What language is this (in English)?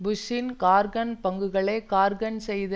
Tamil